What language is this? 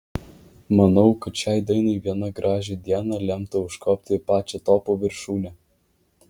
Lithuanian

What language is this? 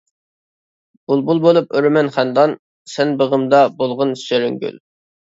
Uyghur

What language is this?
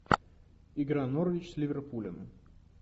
Russian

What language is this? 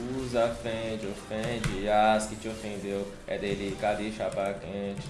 Portuguese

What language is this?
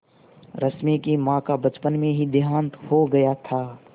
Hindi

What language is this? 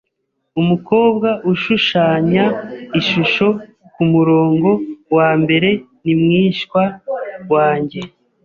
Kinyarwanda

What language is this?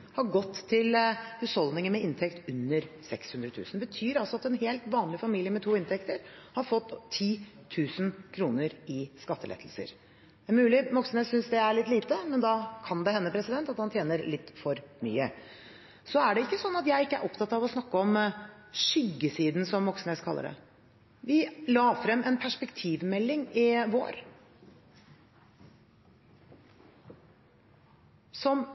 Norwegian Bokmål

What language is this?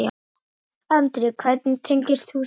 Icelandic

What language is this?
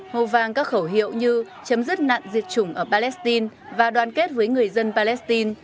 Vietnamese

